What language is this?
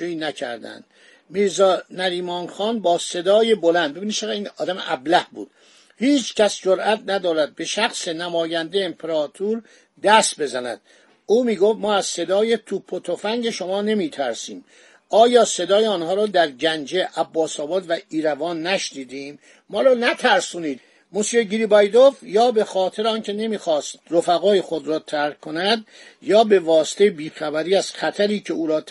Persian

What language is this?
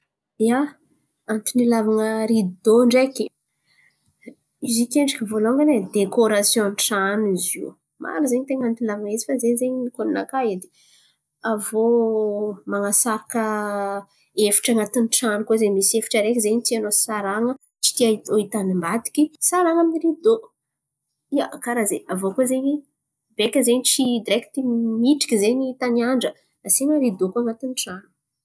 Antankarana Malagasy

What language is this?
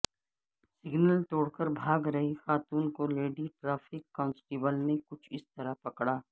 Urdu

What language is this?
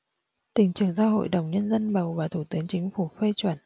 Vietnamese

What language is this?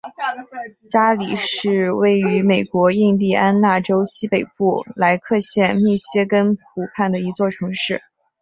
Chinese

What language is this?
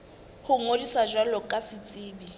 Southern Sotho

